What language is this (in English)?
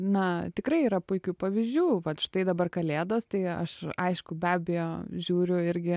Lithuanian